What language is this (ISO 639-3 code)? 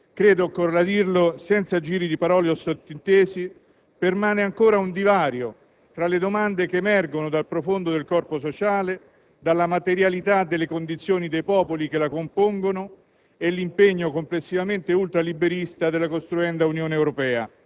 ita